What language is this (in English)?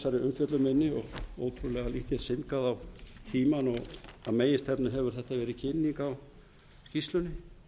Icelandic